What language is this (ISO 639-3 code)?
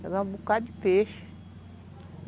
por